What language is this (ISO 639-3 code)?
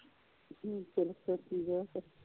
pan